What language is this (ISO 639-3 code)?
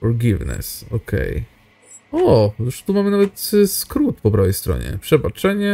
pol